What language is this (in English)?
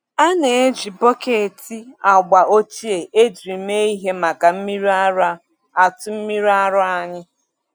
Igbo